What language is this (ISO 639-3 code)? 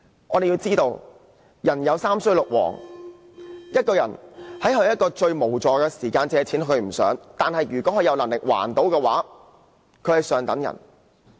yue